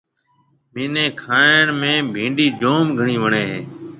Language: Marwari (Pakistan)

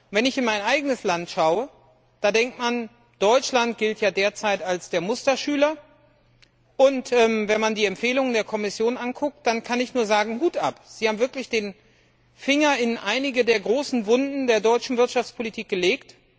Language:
German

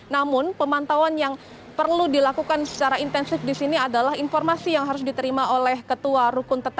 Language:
Indonesian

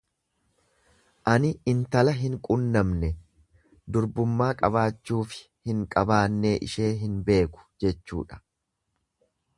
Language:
Oromo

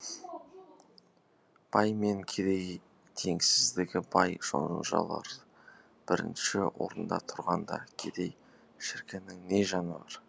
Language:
Kazakh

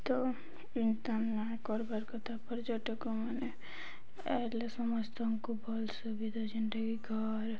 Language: Odia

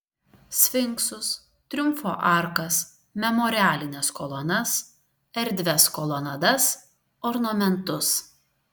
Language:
Lithuanian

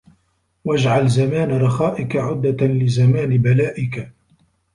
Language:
Arabic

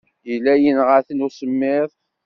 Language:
Kabyle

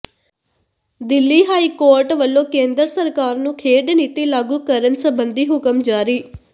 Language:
Punjabi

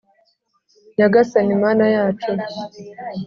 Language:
Kinyarwanda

